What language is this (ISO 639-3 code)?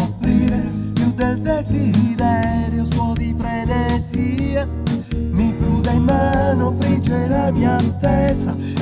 ita